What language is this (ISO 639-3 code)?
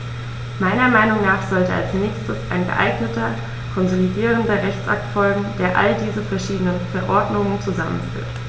deu